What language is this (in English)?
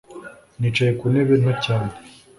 Kinyarwanda